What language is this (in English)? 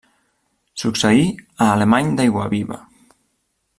Catalan